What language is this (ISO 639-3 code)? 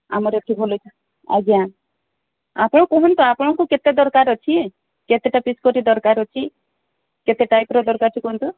ori